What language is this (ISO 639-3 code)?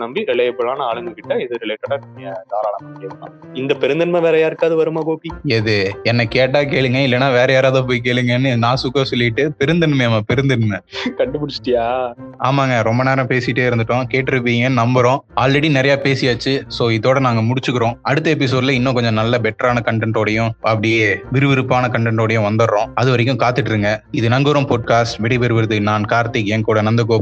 tam